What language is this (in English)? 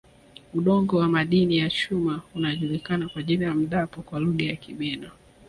Swahili